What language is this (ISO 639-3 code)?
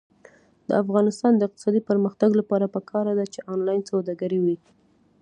pus